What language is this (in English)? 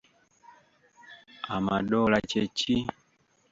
Ganda